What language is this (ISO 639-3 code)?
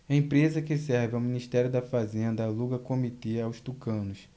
por